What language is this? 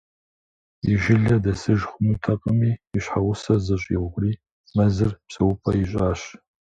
Kabardian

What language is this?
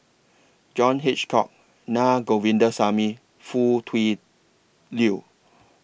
English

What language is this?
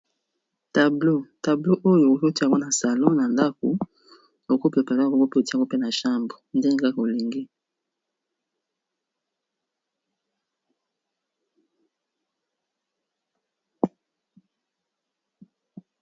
Lingala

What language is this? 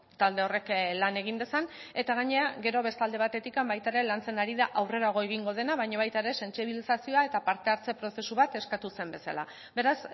Basque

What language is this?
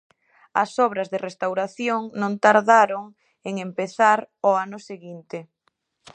Galician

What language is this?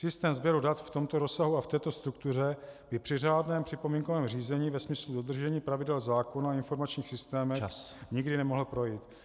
Czech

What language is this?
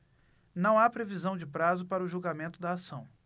Portuguese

